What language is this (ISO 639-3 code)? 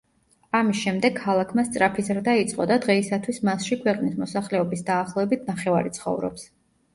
kat